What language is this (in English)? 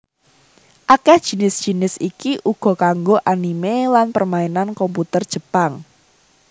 Javanese